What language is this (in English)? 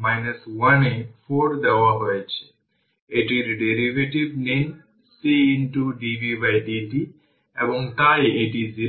Bangla